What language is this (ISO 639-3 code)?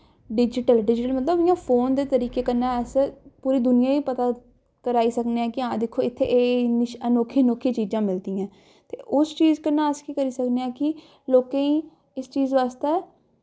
doi